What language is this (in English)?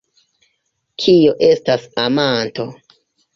Esperanto